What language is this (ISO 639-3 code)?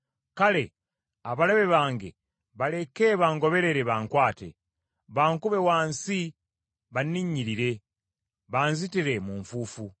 lug